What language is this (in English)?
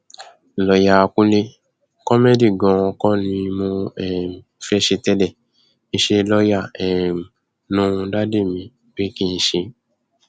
Yoruba